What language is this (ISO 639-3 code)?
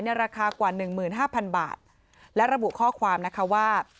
tha